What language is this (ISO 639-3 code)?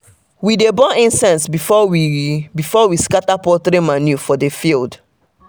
pcm